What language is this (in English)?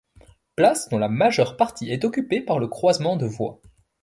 French